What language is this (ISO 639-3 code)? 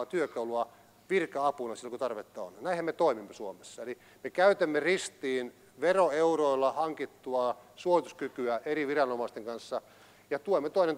fin